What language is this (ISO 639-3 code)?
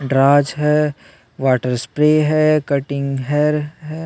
hin